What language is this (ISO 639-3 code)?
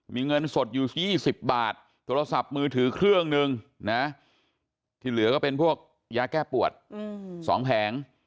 tha